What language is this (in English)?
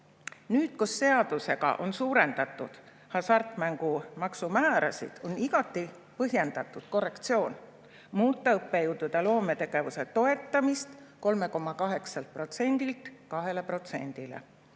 Estonian